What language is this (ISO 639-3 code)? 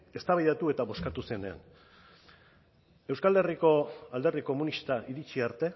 eus